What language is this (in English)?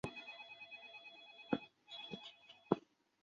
Chinese